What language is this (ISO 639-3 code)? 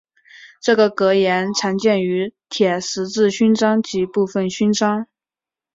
zho